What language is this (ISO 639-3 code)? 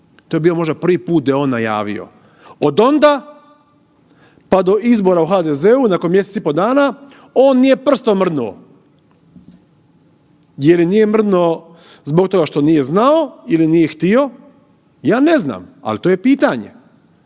hrv